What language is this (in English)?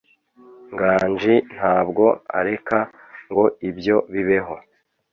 Kinyarwanda